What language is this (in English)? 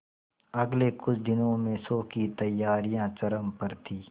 Hindi